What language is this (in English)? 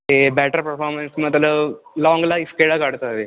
Punjabi